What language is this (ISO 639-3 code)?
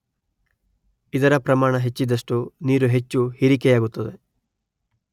kan